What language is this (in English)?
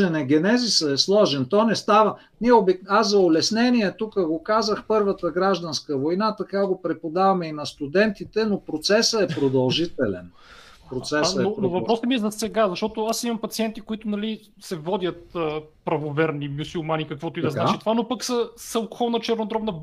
Bulgarian